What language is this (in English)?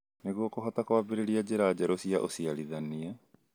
Kikuyu